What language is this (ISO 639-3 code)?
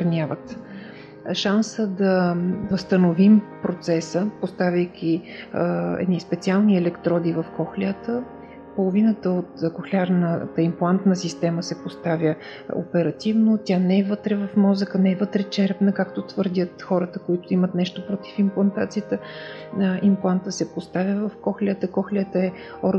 bul